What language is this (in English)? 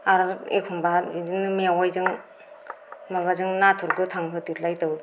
Bodo